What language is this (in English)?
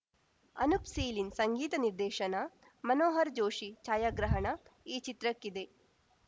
Kannada